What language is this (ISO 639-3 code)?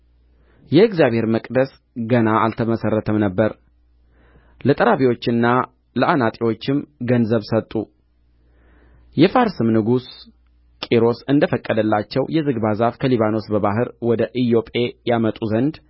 amh